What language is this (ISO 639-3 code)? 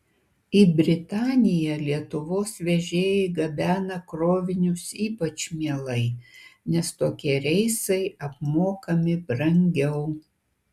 lit